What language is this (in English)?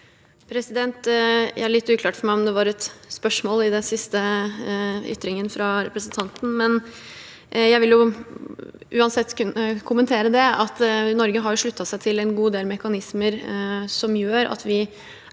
Norwegian